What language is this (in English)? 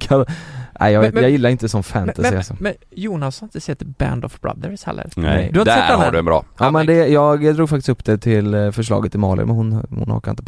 Swedish